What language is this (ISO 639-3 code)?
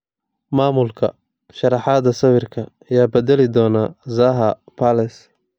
som